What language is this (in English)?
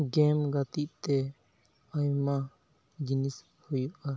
Santali